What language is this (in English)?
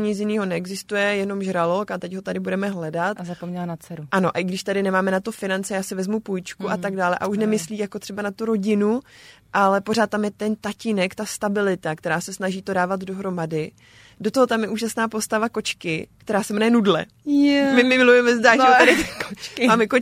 Czech